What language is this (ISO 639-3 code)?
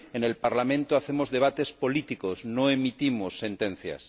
spa